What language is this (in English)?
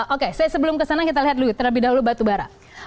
Indonesian